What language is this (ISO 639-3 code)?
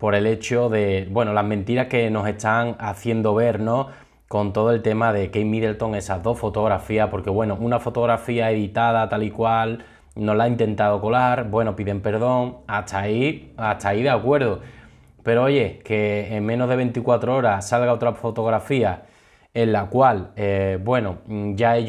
spa